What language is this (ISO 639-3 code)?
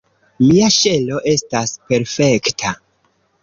epo